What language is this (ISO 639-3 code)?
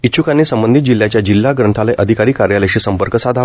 mar